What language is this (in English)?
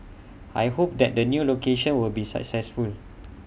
English